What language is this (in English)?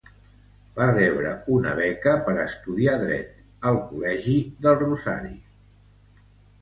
Catalan